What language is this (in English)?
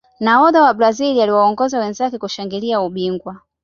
Swahili